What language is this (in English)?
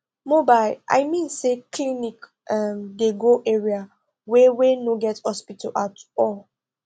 Nigerian Pidgin